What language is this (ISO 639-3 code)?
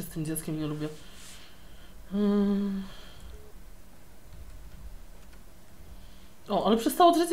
pol